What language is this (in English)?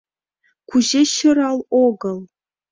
Mari